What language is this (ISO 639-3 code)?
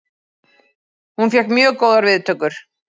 isl